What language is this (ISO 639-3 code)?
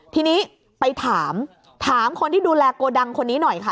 tha